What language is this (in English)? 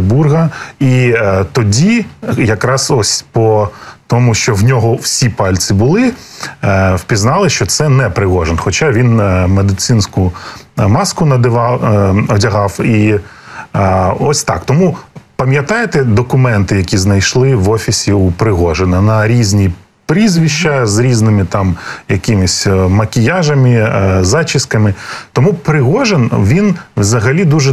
Ukrainian